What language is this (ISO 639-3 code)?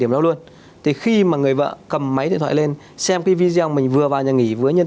vie